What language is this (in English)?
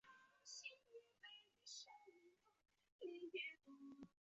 Chinese